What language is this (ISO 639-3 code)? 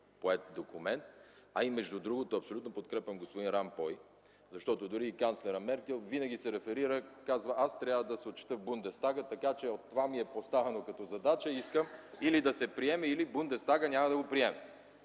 bul